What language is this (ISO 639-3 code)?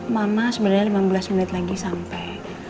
ind